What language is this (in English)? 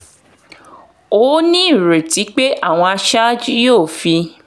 Yoruba